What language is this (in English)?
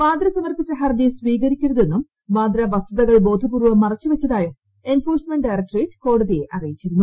Malayalam